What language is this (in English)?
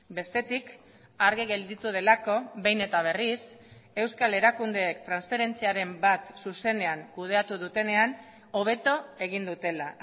Basque